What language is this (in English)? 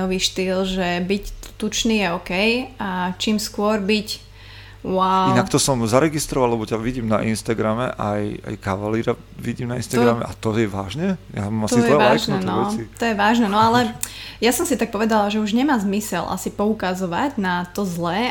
Slovak